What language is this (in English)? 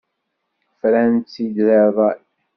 Kabyle